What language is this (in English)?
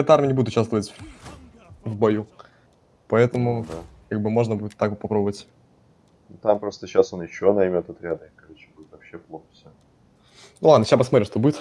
Russian